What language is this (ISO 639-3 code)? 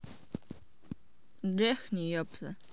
rus